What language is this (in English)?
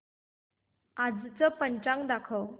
Marathi